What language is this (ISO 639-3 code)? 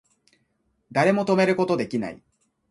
jpn